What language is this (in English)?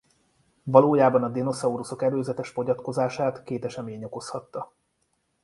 Hungarian